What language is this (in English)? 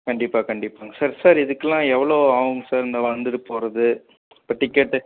Tamil